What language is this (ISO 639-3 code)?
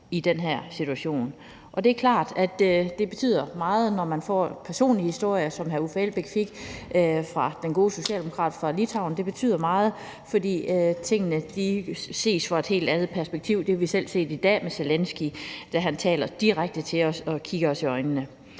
dan